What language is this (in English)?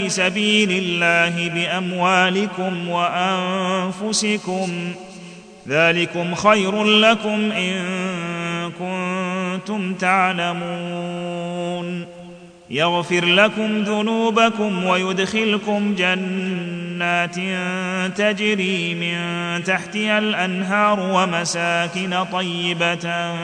Arabic